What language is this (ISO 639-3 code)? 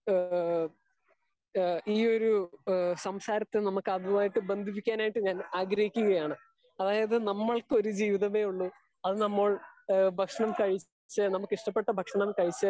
mal